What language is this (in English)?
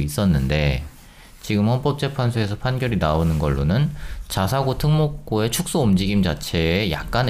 Korean